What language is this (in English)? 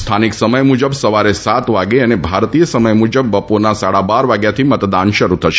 Gujarati